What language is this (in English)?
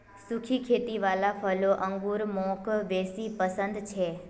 Magahi